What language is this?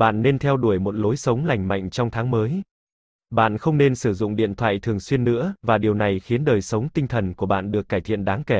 Vietnamese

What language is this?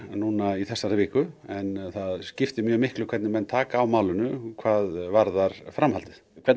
Icelandic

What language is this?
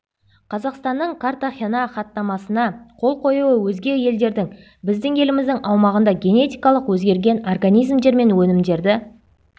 Kazakh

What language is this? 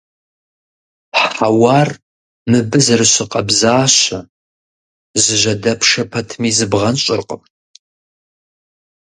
Kabardian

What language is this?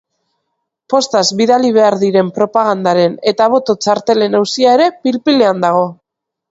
Basque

